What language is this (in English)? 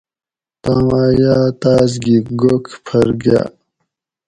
Gawri